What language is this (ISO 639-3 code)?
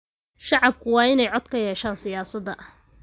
som